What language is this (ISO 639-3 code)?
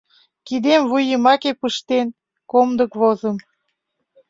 chm